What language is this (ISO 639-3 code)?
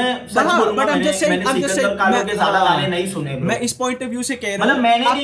hin